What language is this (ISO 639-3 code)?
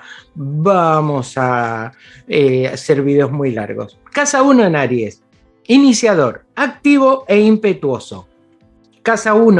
spa